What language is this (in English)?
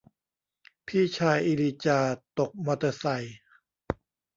Thai